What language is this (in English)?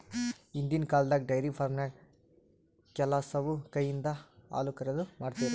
Kannada